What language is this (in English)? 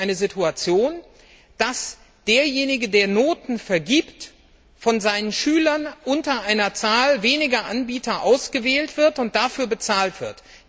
German